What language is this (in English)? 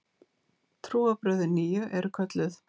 Icelandic